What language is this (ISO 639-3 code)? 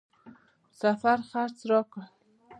pus